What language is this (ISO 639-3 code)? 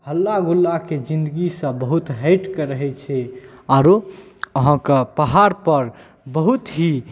mai